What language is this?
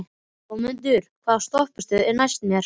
Icelandic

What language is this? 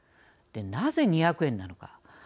Japanese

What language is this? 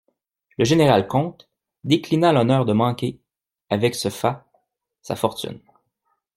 French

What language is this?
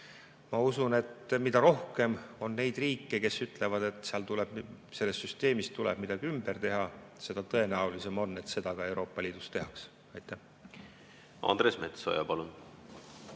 Estonian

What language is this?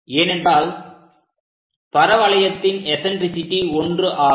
Tamil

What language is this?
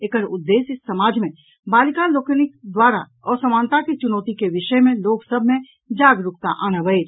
Maithili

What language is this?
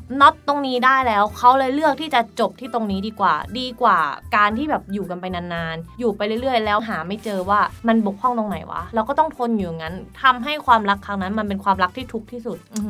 Thai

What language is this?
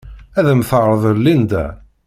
Kabyle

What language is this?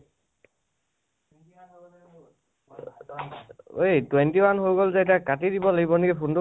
Assamese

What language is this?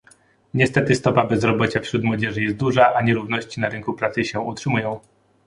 Polish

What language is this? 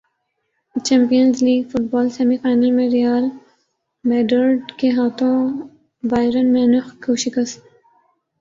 Urdu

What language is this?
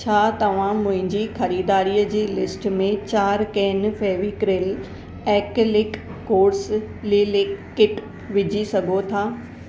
Sindhi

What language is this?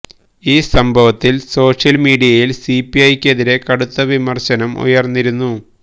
Malayalam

